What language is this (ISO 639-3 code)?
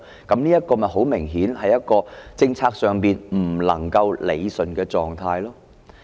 yue